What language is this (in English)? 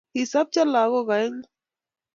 Kalenjin